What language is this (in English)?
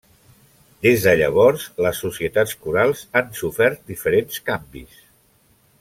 Catalan